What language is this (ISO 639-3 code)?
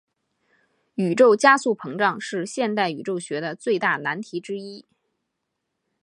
zho